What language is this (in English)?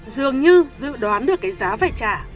Vietnamese